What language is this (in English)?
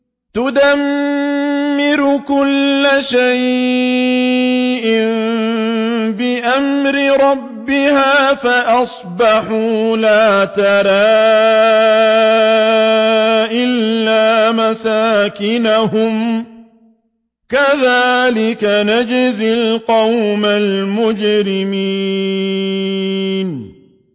Arabic